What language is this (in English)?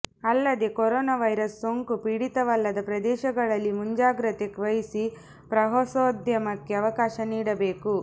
Kannada